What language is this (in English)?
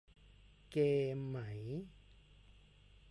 Thai